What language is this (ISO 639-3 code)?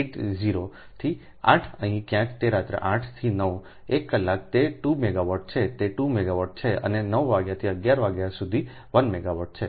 guj